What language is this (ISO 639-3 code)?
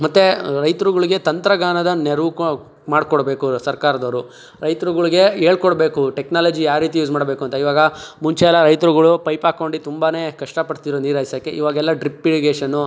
kan